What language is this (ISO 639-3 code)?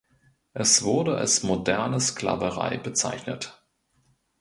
deu